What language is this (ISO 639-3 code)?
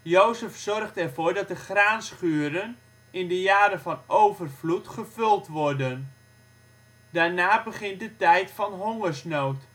nld